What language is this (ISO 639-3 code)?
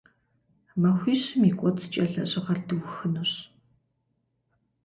kbd